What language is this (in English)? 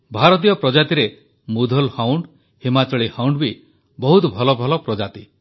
Odia